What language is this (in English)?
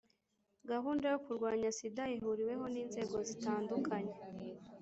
Kinyarwanda